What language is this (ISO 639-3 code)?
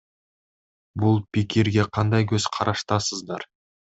kir